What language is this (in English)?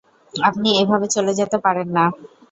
Bangla